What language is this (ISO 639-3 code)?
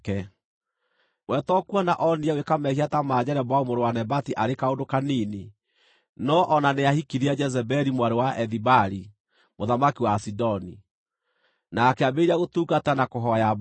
kik